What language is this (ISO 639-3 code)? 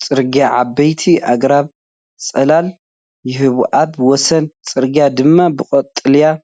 tir